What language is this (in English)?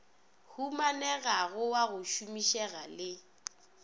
Northern Sotho